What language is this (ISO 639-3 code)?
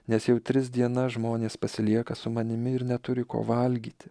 lit